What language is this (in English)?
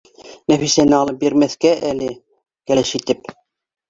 Bashkir